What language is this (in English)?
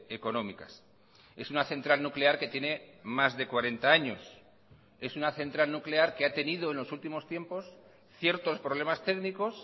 Spanish